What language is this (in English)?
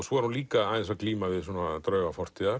Icelandic